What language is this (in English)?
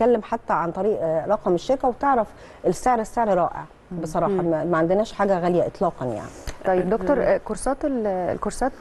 Arabic